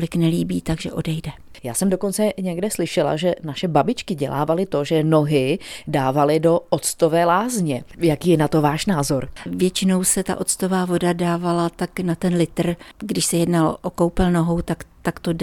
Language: Czech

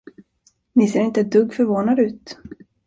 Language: Swedish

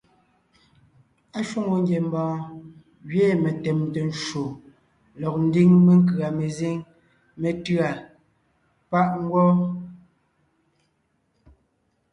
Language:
Ngiemboon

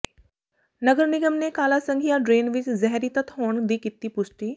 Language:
Punjabi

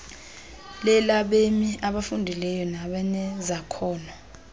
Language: Xhosa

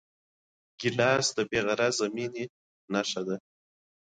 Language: Pashto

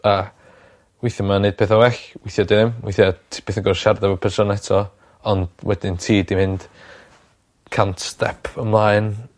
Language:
Welsh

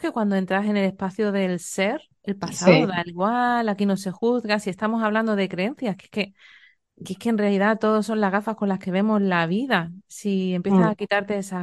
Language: Spanish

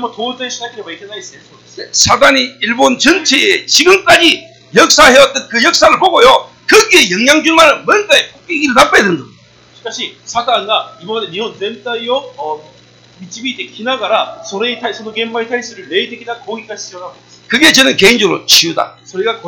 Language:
Korean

